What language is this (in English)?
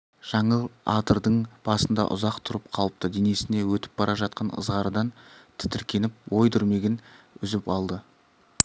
Kazakh